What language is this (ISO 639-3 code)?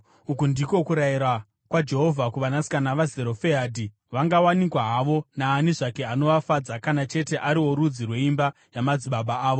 sna